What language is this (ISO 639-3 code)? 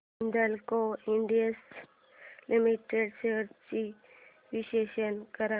mar